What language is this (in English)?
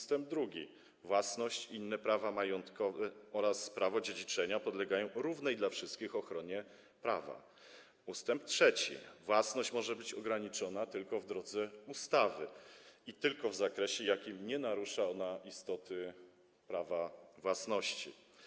Polish